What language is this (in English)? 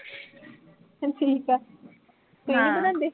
Punjabi